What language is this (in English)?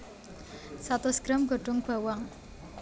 Javanese